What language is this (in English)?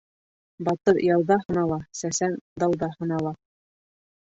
Bashkir